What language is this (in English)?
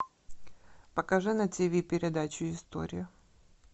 Russian